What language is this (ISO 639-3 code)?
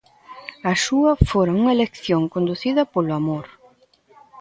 glg